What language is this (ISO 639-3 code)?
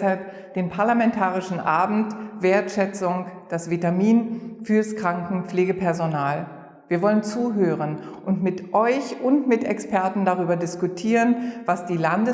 deu